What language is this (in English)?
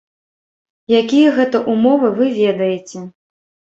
Belarusian